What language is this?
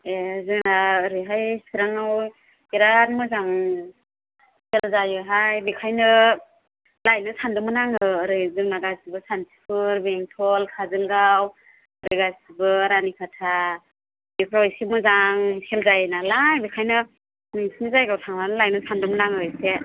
Bodo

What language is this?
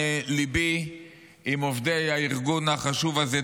Hebrew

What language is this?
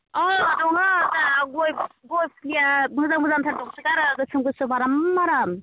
Bodo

